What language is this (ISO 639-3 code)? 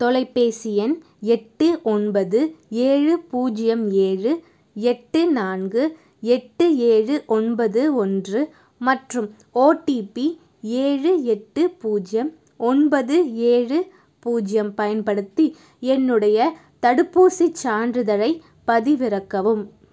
tam